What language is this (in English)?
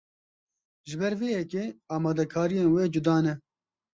Kurdish